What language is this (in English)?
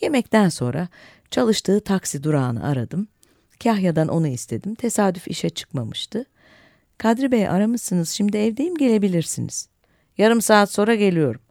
Turkish